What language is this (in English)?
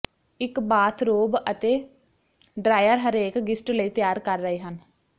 Punjabi